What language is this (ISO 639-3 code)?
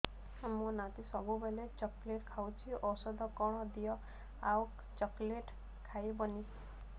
ori